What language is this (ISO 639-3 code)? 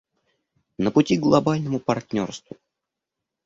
rus